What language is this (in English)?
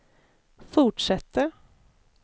Swedish